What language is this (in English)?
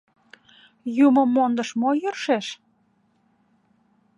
Mari